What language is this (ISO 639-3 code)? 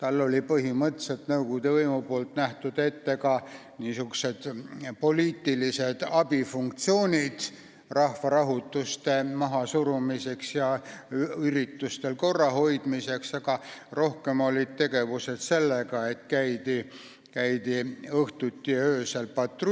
est